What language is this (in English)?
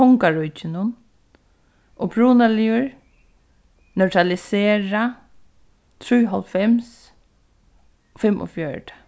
Faroese